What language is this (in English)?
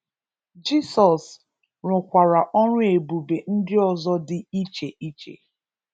Igbo